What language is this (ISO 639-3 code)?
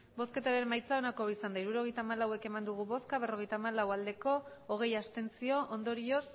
eus